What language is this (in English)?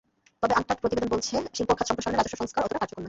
Bangla